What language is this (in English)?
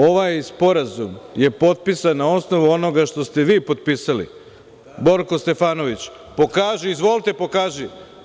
Serbian